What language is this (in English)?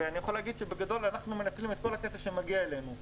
Hebrew